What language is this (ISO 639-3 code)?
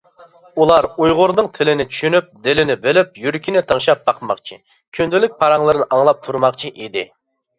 uig